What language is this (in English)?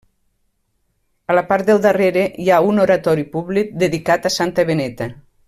Catalan